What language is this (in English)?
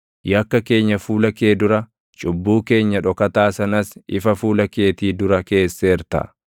Oromo